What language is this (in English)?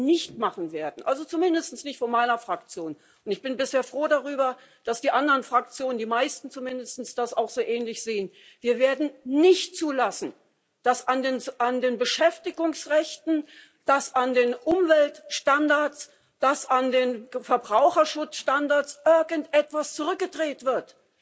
German